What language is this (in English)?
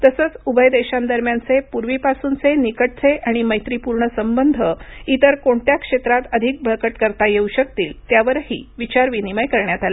Marathi